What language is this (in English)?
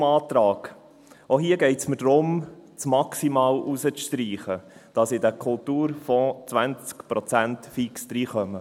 Swiss German